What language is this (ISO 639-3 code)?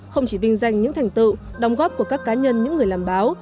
vie